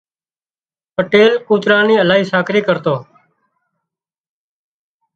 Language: Wadiyara Koli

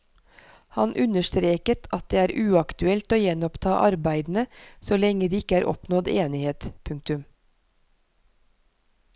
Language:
Norwegian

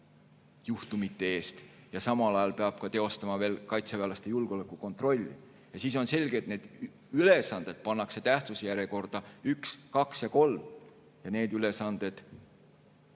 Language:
Estonian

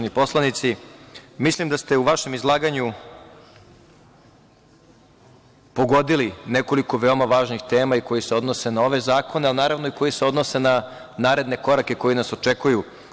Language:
Serbian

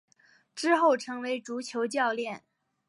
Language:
Chinese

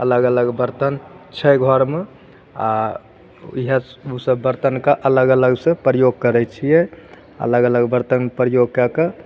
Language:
Maithili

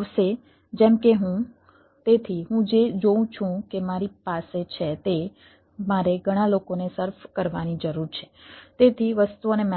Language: Gujarati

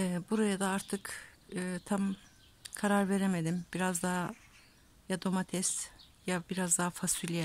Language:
Turkish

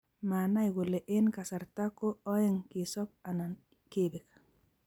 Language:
Kalenjin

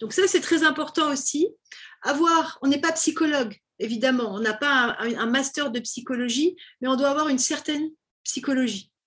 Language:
French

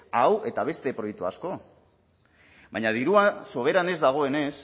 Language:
Basque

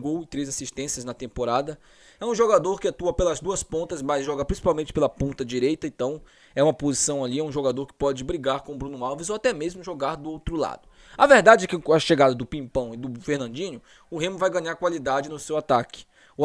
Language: Portuguese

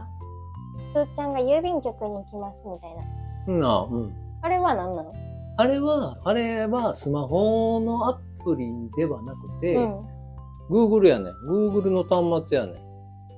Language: Japanese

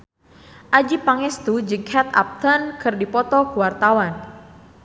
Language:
Sundanese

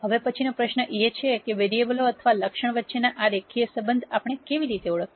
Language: Gujarati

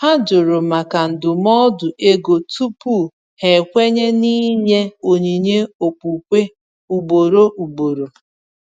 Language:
Igbo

